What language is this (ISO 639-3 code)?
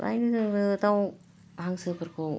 brx